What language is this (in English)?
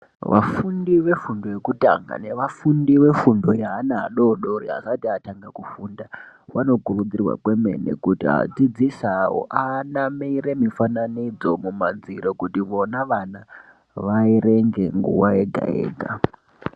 Ndau